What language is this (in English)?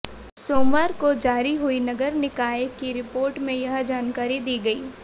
Hindi